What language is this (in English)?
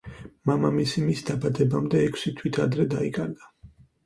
Georgian